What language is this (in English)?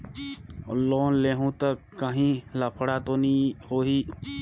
Chhattisgarhi